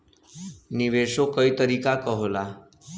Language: Bhojpuri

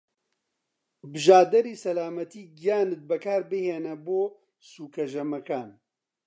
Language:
Central Kurdish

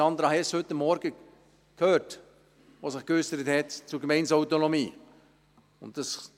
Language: Swiss German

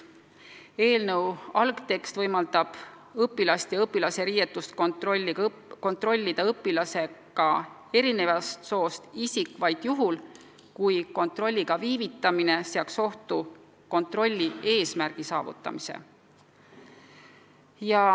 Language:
Estonian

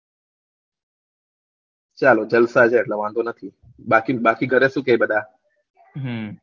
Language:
Gujarati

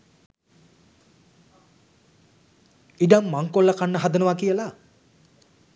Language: Sinhala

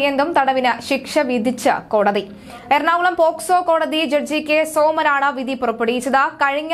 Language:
Malayalam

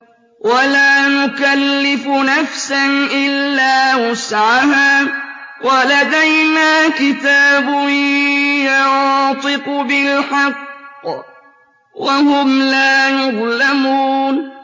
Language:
Arabic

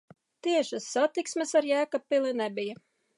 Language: Latvian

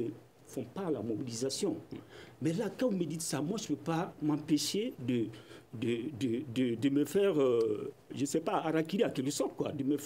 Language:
French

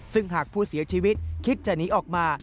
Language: Thai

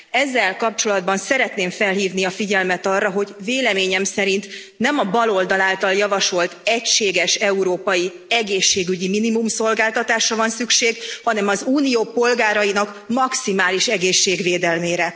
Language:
Hungarian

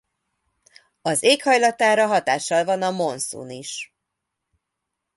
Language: Hungarian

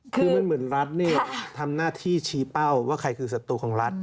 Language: Thai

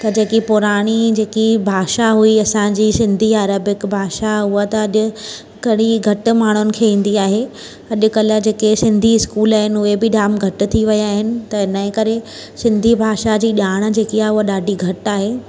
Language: Sindhi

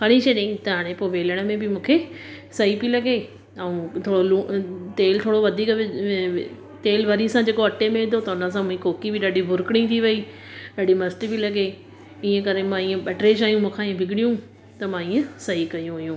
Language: Sindhi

